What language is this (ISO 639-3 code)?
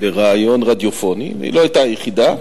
heb